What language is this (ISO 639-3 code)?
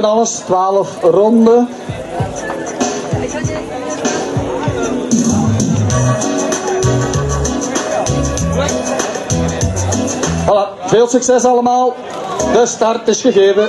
nld